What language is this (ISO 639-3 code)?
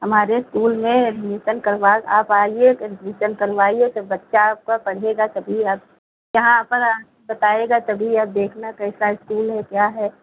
hin